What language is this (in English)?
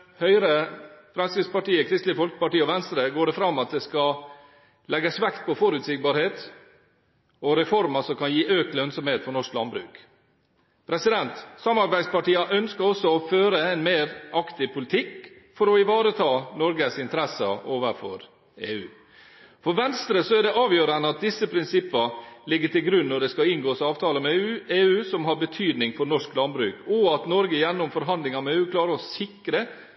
Norwegian Bokmål